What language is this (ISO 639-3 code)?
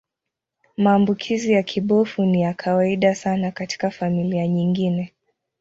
swa